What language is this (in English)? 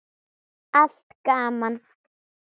Icelandic